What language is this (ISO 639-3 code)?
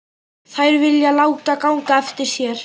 isl